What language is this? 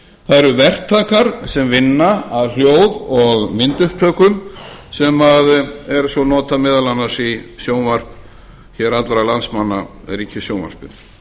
Icelandic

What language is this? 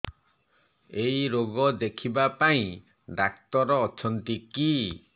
Odia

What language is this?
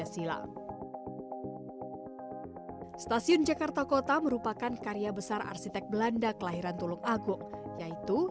Indonesian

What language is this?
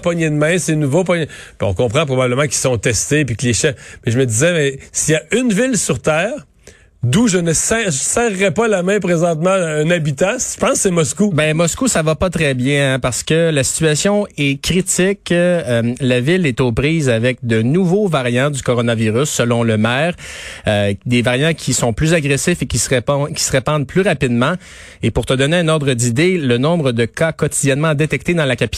French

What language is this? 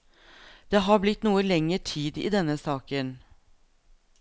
Norwegian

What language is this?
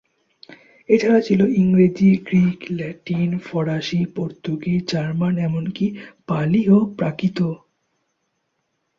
Bangla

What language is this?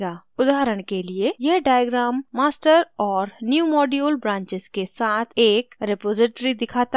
Hindi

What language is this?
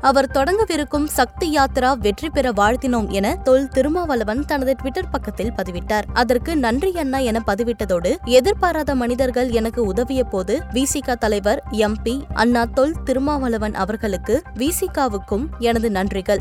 Tamil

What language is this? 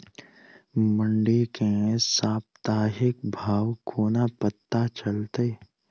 Maithili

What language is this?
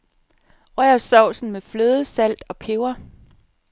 Danish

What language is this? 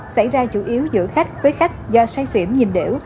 Vietnamese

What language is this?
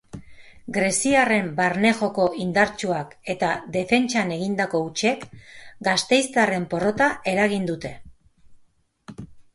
Basque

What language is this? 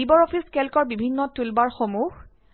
Assamese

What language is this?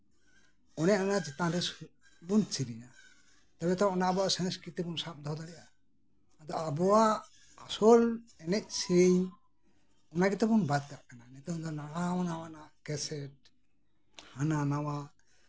Santali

